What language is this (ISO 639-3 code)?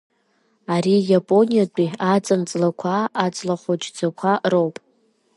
abk